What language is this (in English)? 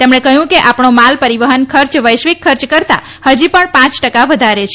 Gujarati